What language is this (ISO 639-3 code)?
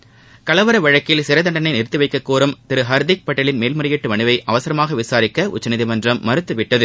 tam